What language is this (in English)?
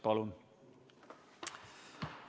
Estonian